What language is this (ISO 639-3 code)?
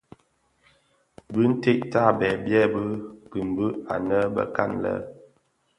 ksf